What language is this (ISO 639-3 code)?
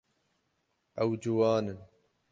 kur